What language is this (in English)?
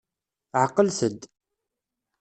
Kabyle